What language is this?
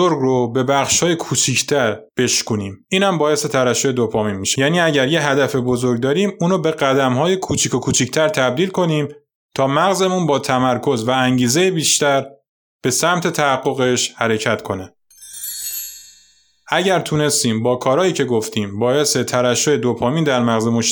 Persian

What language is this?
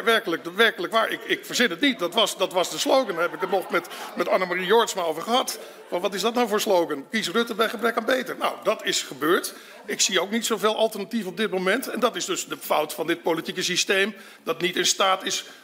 Dutch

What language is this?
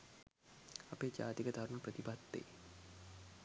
Sinhala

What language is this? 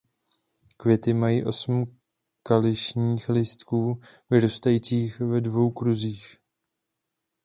Czech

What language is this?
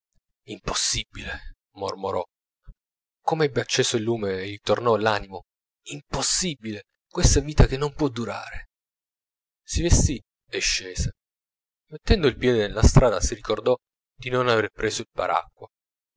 Italian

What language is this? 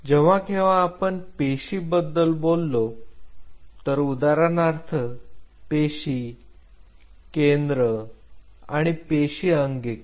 Marathi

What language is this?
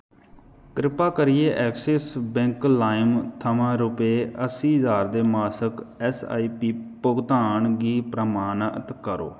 Dogri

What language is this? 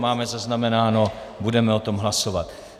Czech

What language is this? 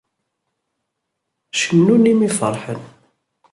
Kabyle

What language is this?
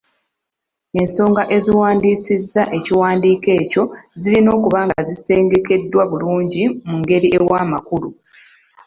Ganda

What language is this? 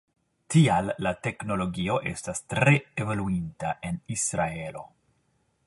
Esperanto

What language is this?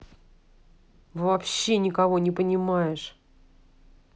Russian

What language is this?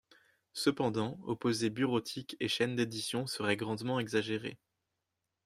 French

